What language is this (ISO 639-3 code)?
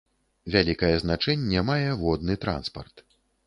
bel